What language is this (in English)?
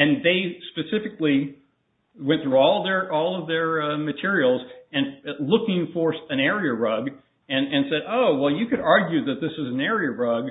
English